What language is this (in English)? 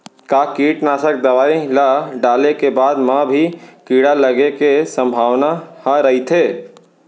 Chhattisgarhi